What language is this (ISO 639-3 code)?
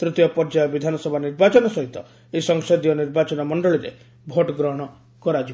ori